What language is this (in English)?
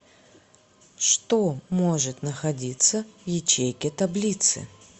Russian